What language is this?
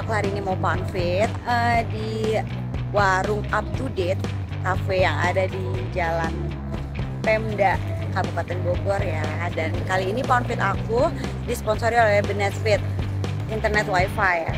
Indonesian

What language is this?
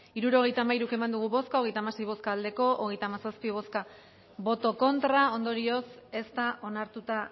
Basque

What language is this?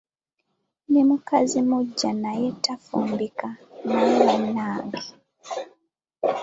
Ganda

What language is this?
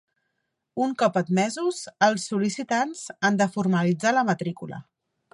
Catalan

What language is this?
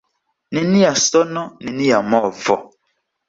Esperanto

